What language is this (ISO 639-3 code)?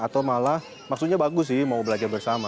ind